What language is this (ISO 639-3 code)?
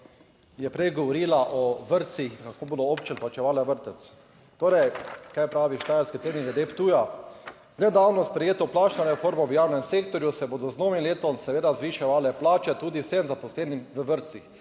slv